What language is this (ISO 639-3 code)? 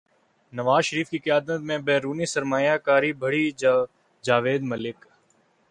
urd